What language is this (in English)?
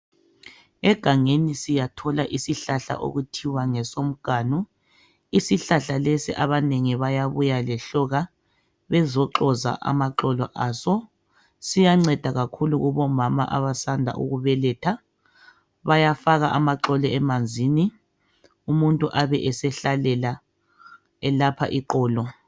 North Ndebele